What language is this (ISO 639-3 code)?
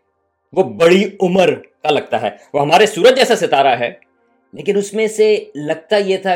urd